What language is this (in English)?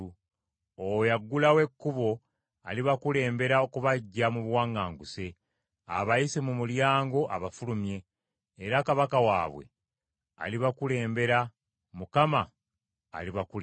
Ganda